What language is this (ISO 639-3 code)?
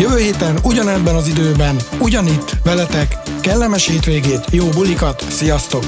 hun